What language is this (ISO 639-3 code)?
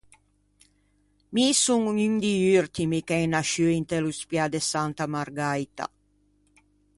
lij